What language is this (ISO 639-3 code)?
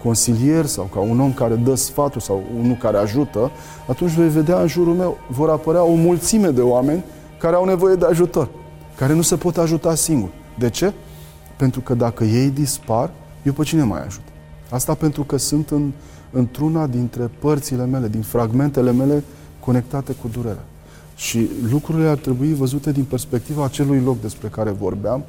ron